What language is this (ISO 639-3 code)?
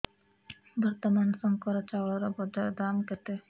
ori